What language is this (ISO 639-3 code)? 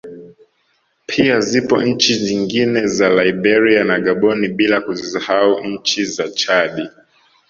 swa